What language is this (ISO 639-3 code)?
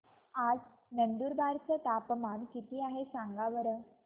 mar